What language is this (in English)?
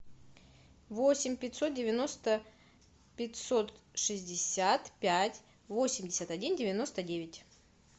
Russian